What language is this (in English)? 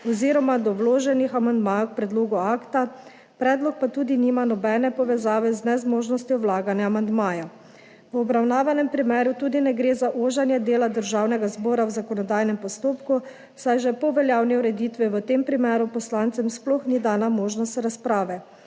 Slovenian